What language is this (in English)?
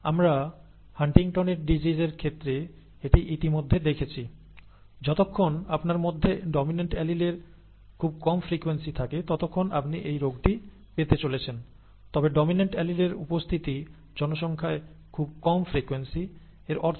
Bangla